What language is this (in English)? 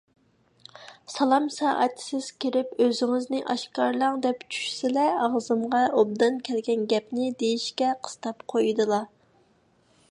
Uyghur